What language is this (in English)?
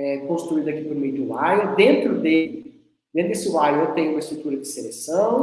Portuguese